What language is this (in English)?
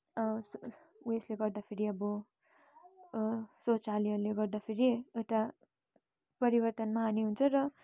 Nepali